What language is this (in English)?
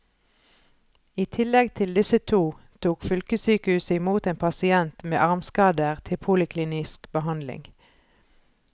Norwegian